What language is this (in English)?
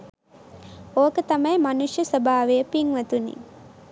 Sinhala